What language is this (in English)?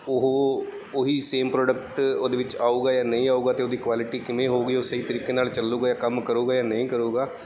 Punjabi